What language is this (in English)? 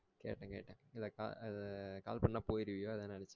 Tamil